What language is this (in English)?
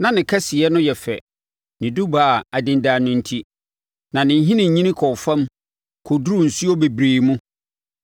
Akan